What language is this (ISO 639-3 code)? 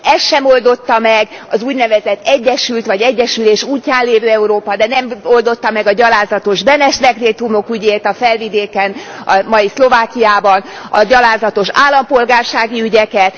hun